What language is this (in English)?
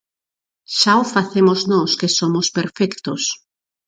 Galician